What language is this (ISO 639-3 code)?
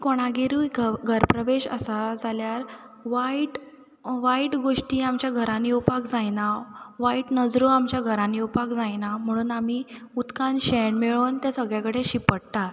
kok